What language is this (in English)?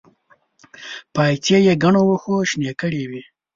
Pashto